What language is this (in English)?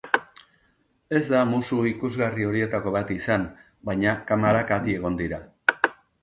Basque